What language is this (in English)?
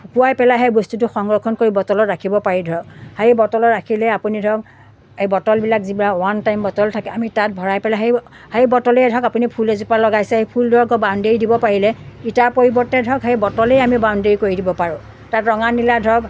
Assamese